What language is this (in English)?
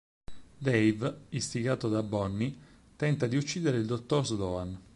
Italian